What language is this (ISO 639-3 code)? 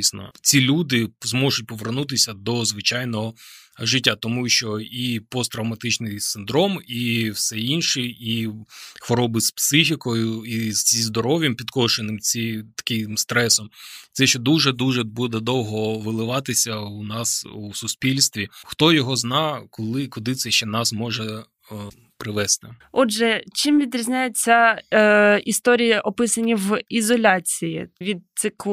ukr